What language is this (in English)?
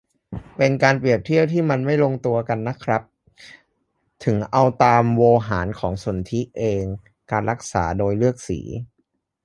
Thai